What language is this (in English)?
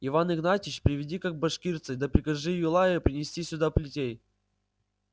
Russian